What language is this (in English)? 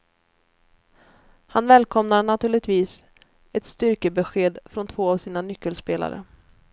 Swedish